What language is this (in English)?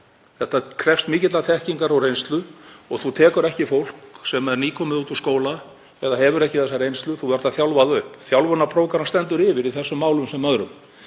Icelandic